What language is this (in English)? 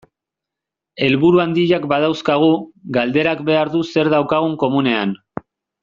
Basque